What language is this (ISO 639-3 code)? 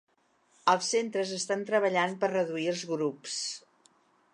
cat